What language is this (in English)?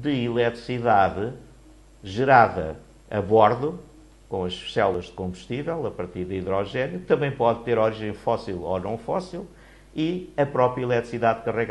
Portuguese